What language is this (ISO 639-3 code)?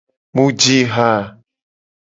gej